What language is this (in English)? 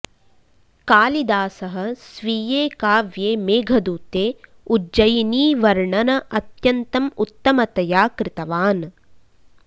Sanskrit